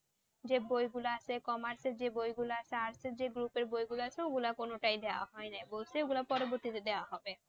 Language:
Bangla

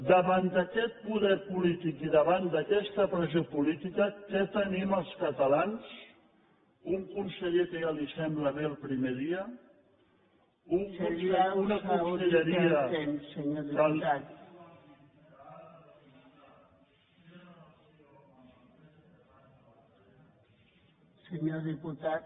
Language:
Catalan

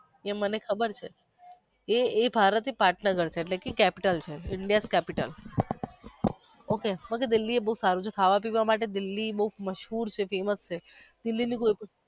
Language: Gujarati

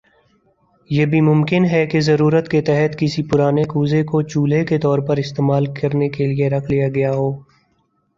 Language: Urdu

